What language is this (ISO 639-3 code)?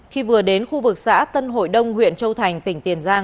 vie